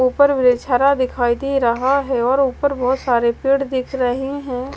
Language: Hindi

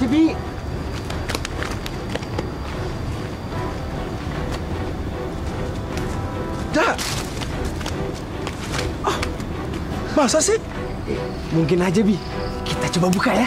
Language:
Indonesian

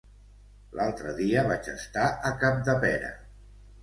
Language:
Catalan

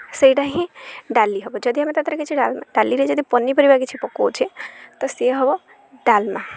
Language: Odia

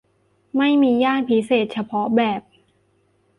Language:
Thai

